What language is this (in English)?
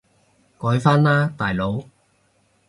Cantonese